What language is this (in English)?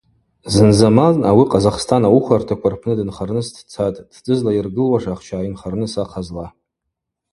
Abaza